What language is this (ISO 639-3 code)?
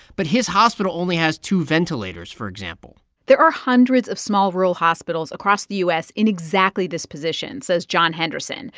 eng